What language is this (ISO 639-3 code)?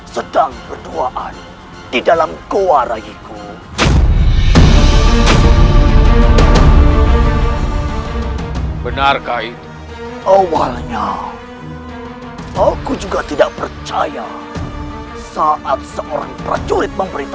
ind